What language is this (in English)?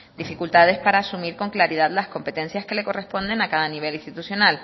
Spanish